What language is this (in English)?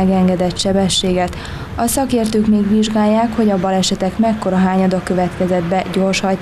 Hungarian